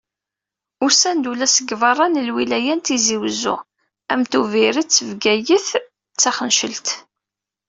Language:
Kabyle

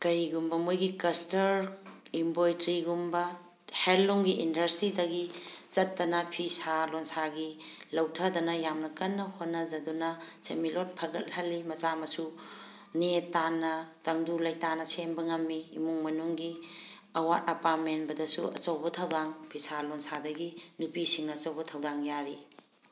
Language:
Manipuri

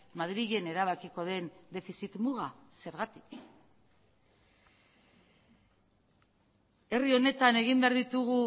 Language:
Basque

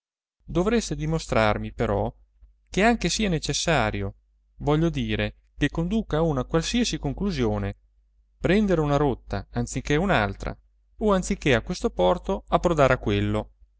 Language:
Italian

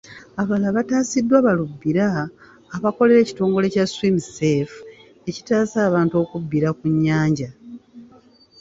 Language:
Ganda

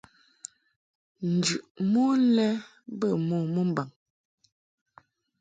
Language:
Mungaka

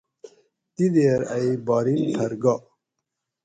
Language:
Gawri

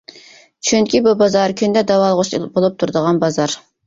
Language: Uyghur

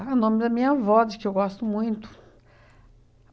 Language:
Portuguese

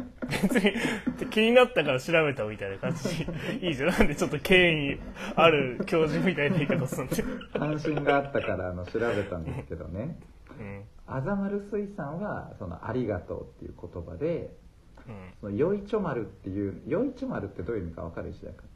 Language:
Japanese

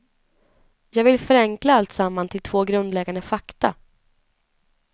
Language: Swedish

